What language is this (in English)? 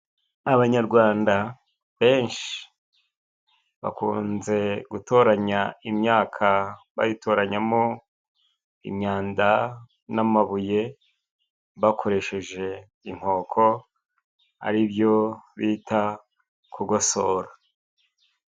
Kinyarwanda